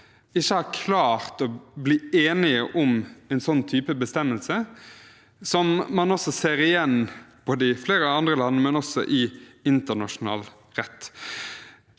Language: Norwegian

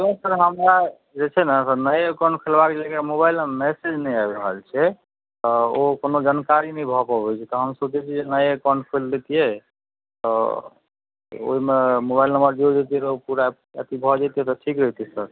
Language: Maithili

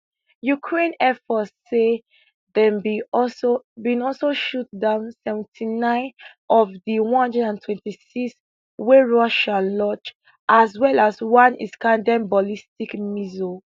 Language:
Nigerian Pidgin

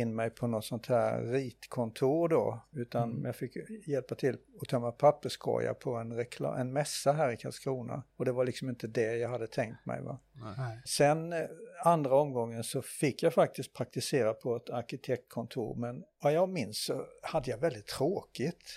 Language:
Swedish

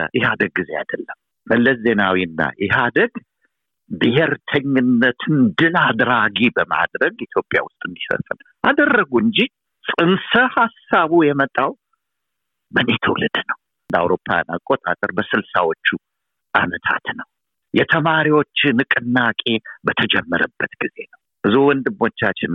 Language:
Amharic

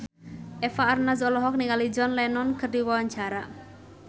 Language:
Sundanese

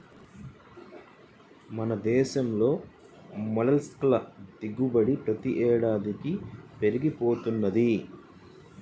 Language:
Telugu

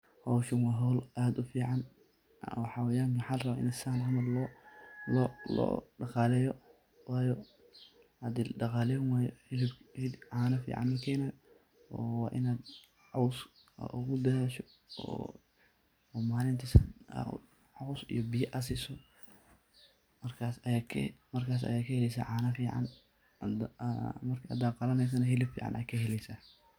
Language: Somali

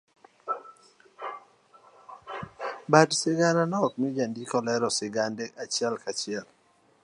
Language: Luo (Kenya and Tanzania)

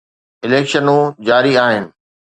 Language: Sindhi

